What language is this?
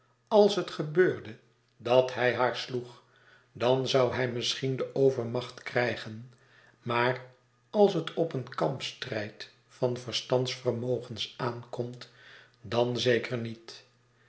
Dutch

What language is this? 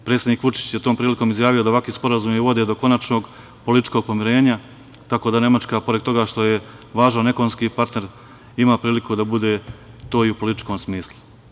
Serbian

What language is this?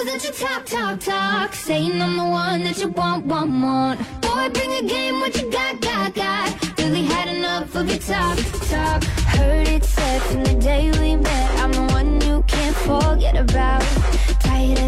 Chinese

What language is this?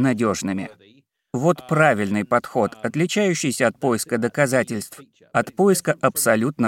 Russian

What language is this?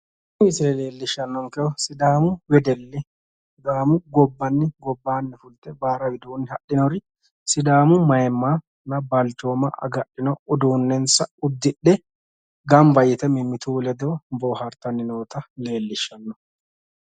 Sidamo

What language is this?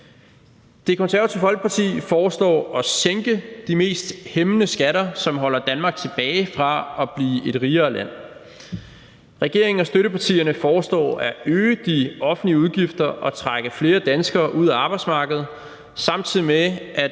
Danish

